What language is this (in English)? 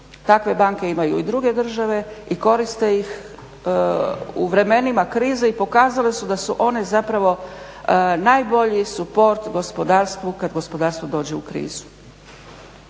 Croatian